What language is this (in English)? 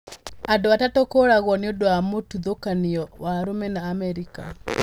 Kikuyu